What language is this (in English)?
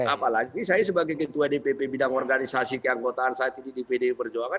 Indonesian